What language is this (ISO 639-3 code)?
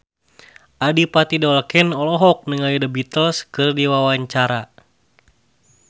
sun